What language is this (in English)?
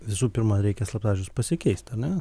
Lithuanian